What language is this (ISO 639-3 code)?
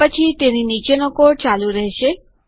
guj